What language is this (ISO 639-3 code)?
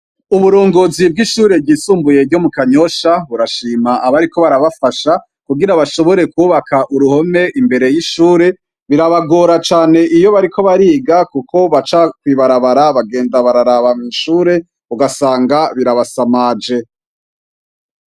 run